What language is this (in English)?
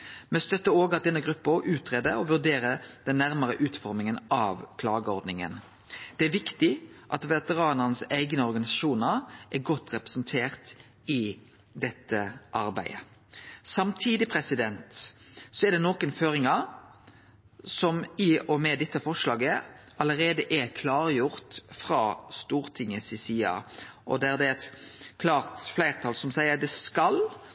Norwegian Nynorsk